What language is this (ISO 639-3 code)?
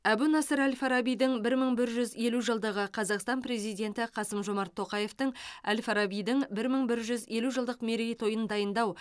kaz